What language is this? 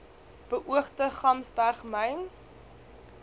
Afrikaans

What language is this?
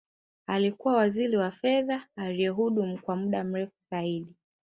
Swahili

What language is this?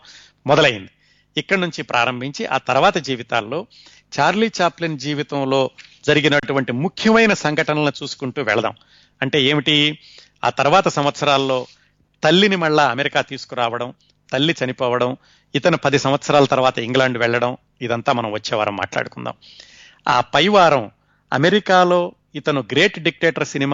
Telugu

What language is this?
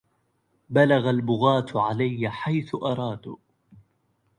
Arabic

